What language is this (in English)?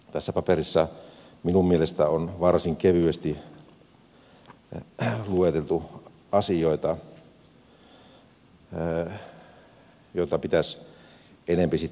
Finnish